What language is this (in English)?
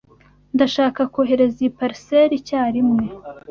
Kinyarwanda